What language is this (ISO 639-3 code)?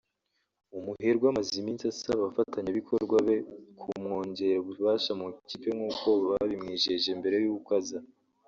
kin